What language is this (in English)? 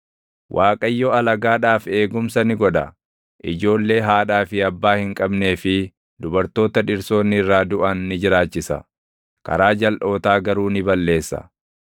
Oromo